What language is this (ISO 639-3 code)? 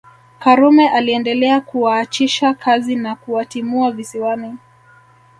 swa